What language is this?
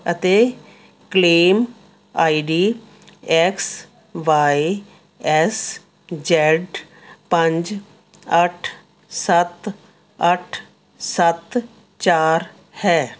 Punjabi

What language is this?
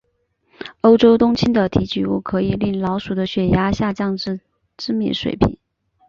Chinese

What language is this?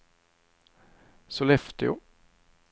Swedish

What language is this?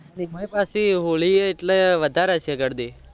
Gujarati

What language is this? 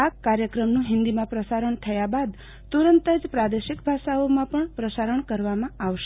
Gujarati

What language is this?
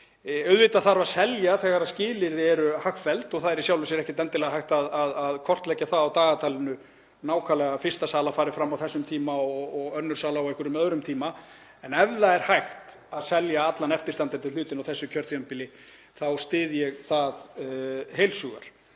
Icelandic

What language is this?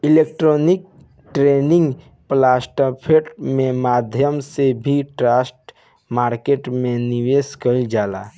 Bhojpuri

